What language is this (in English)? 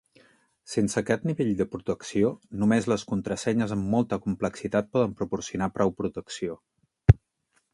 Catalan